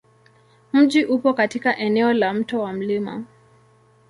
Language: Swahili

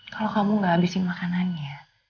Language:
Indonesian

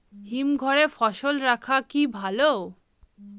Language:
Bangla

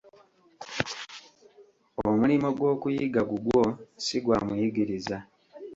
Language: Ganda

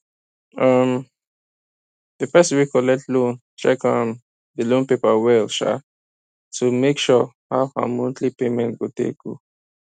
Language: Nigerian Pidgin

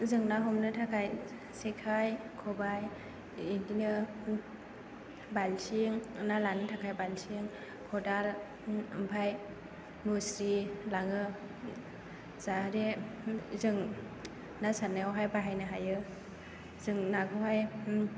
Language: Bodo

